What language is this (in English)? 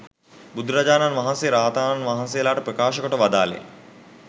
Sinhala